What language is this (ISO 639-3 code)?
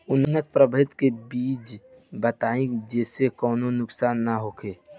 bho